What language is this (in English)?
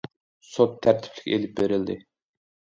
Uyghur